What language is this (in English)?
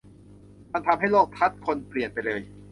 Thai